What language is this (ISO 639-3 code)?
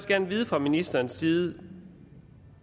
dan